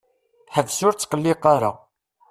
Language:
Kabyle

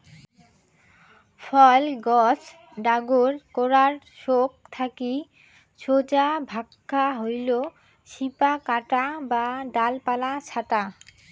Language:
Bangla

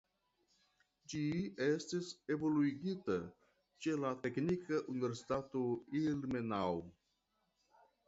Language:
Esperanto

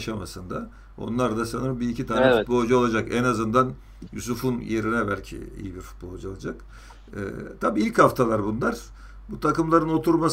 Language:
Turkish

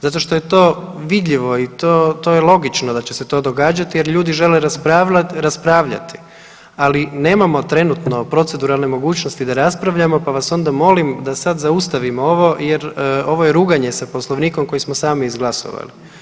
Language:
Croatian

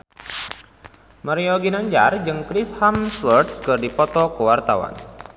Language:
Sundanese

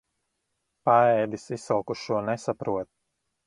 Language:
Latvian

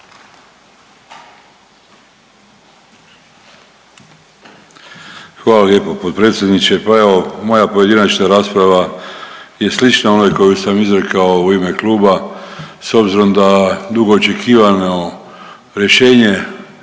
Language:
Croatian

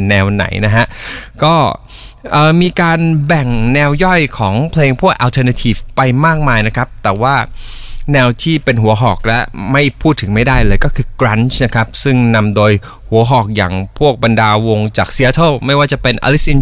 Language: Thai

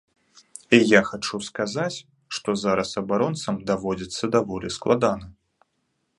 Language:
Belarusian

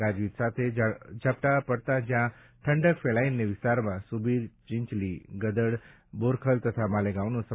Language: Gujarati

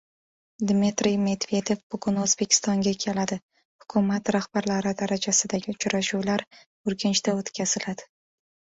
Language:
Uzbek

